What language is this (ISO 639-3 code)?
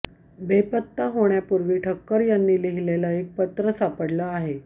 mar